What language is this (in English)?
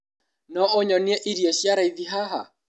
Kikuyu